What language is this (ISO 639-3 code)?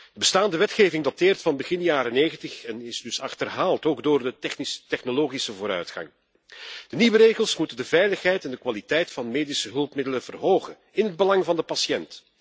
nld